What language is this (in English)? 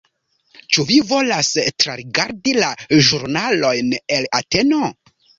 Esperanto